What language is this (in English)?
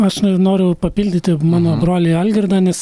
Lithuanian